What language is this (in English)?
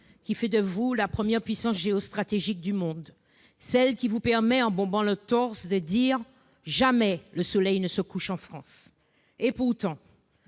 French